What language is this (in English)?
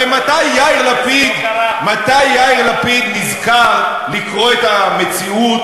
Hebrew